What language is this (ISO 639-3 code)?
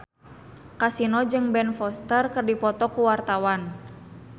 sun